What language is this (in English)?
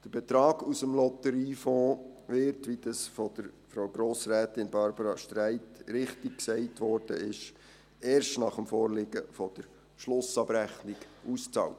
Swiss German